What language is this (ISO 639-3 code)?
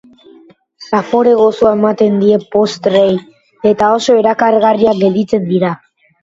eus